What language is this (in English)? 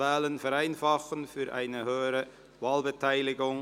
Swiss German